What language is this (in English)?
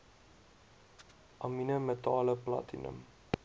Afrikaans